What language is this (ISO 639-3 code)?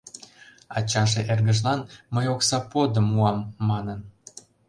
chm